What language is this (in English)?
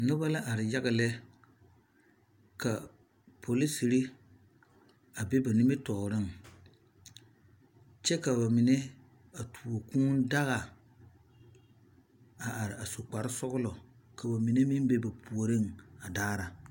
Southern Dagaare